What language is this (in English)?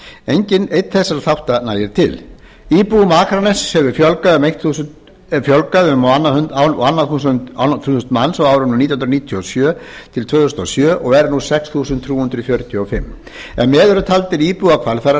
Icelandic